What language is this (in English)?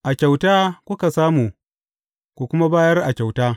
Hausa